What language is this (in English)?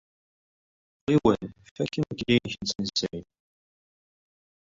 Kabyle